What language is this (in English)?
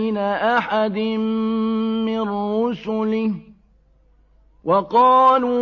Arabic